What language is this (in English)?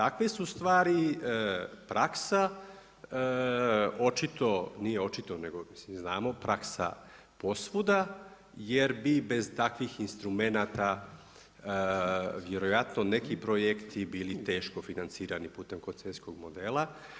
Croatian